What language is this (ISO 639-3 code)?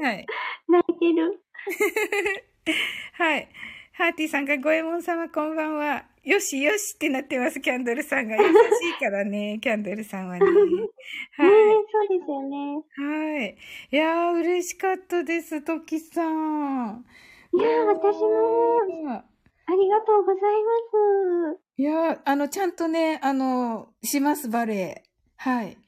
jpn